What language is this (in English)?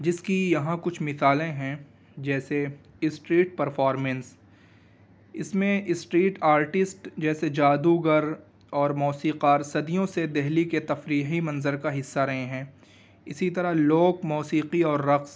Urdu